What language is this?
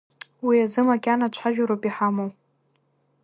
Abkhazian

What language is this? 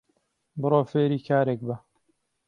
Central Kurdish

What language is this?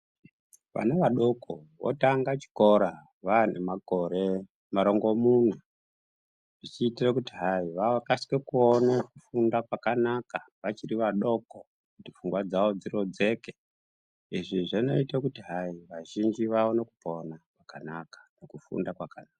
Ndau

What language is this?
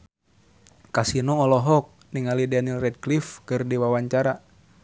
Sundanese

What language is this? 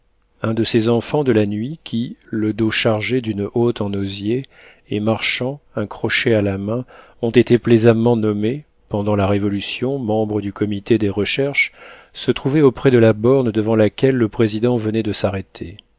French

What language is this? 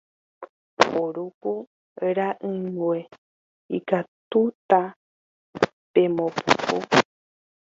Guarani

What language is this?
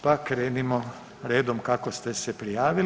Croatian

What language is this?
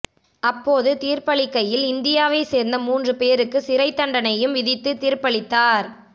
Tamil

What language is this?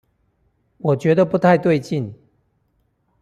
Chinese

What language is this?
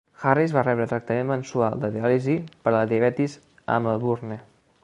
Catalan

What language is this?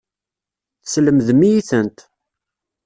Kabyle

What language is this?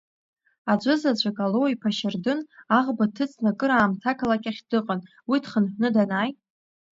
Abkhazian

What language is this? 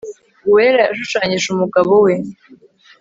Kinyarwanda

